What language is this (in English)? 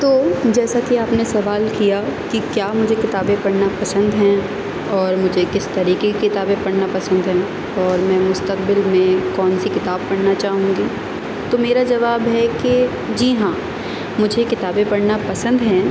Urdu